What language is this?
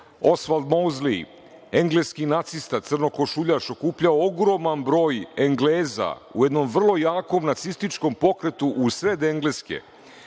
Serbian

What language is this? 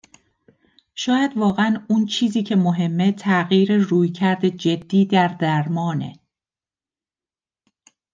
Persian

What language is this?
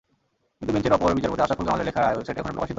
Bangla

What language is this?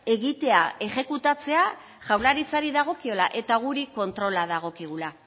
Basque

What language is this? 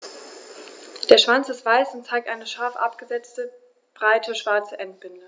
German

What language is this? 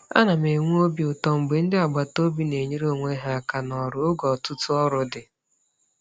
Igbo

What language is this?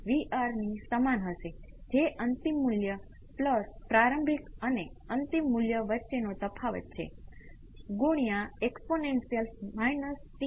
Gujarati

